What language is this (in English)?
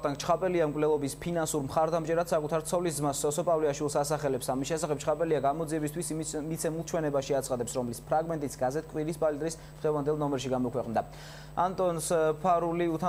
Romanian